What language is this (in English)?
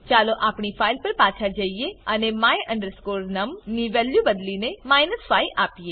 Gujarati